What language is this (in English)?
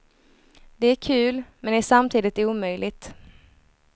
Swedish